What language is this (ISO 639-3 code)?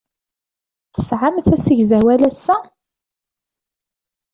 kab